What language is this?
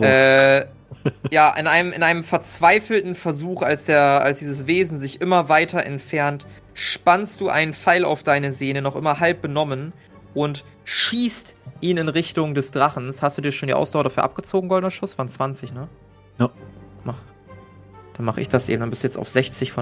German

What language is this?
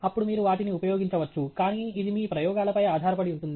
Telugu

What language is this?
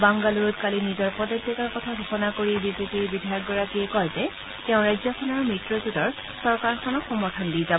Assamese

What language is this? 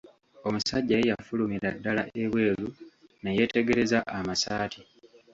Ganda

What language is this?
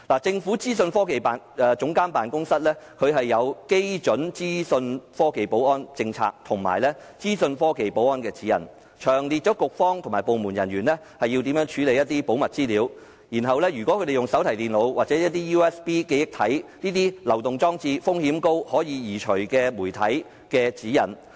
Cantonese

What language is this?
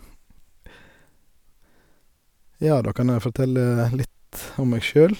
Norwegian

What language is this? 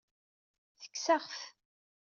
Kabyle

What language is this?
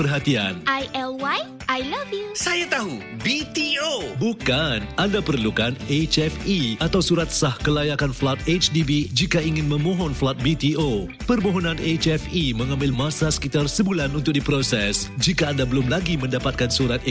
Malay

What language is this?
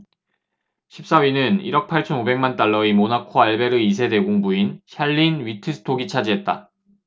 Korean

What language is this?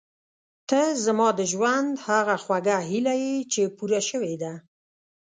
Pashto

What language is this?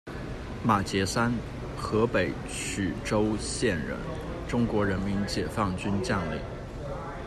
Chinese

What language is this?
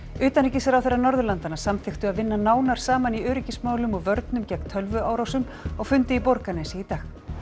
Icelandic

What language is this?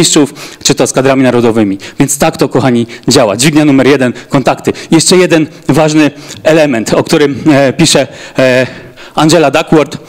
Polish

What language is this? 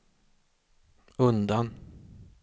Swedish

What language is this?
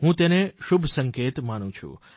Gujarati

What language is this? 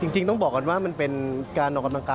Thai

